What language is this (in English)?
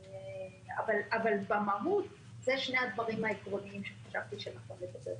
Hebrew